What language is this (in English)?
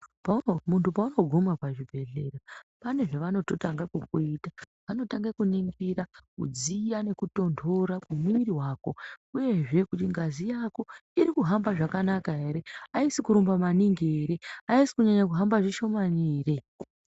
Ndau